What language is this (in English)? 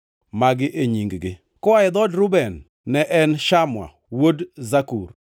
Luo (Kenya and Tanzania)